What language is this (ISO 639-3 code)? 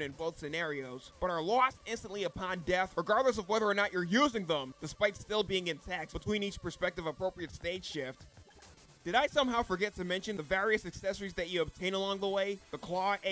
eng